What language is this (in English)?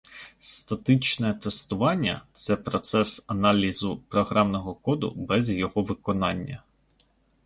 Ukrainian